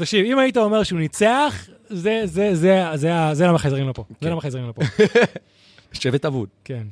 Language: Hebrew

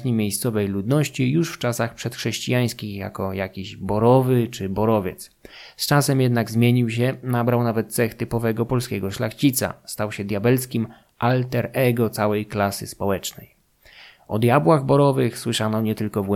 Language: Polish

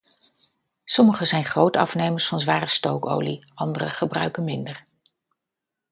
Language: Dutch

